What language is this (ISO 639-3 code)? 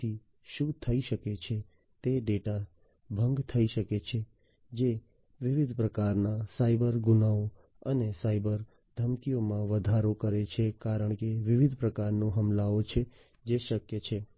guj